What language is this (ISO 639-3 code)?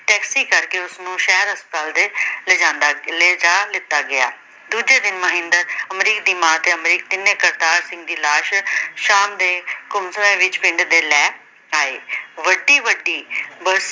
pan